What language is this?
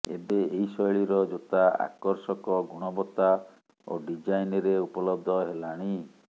Odia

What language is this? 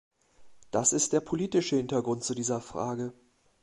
German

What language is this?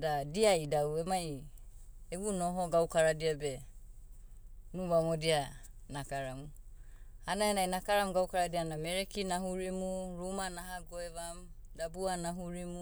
Motu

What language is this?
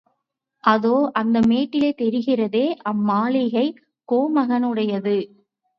Tamil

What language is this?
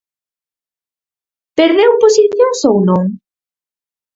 Galician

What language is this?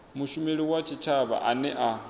Venda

